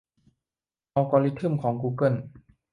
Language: Thai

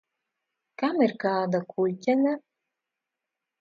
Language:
Latvian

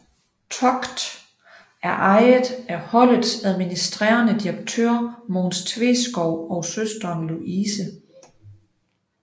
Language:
Danish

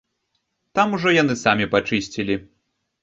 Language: Belarusian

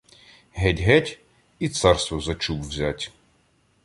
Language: Ukrainian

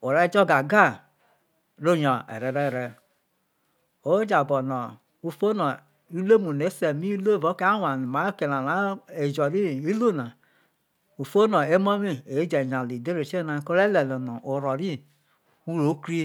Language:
Isoko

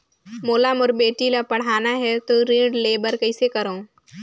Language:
Chhattisgarhi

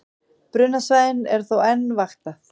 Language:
Icelandic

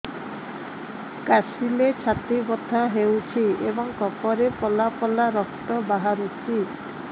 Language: Odia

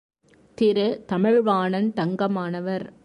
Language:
Tamil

